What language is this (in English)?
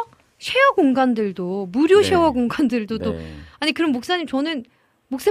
Korean